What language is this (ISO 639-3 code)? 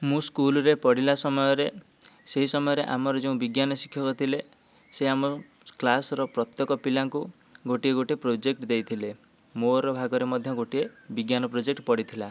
ori